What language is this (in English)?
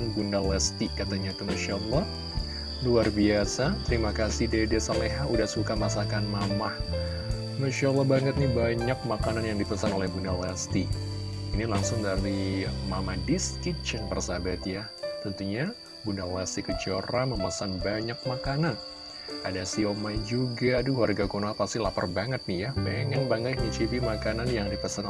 Indonesian